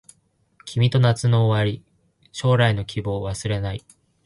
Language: Japanese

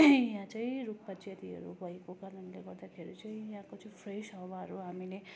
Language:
Nepali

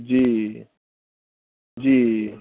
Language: Maithili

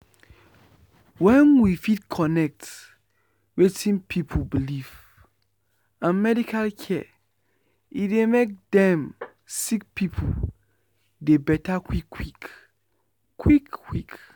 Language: Nigerian Pidgin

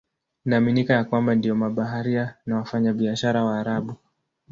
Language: Swahili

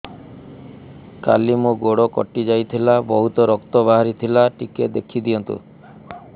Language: Odia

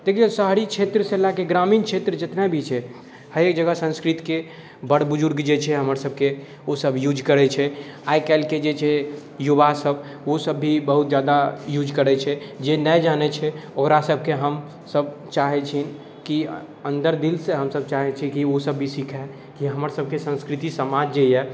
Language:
Maithili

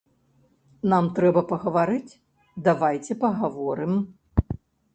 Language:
Belarusian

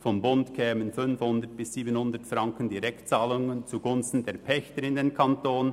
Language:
Swiss German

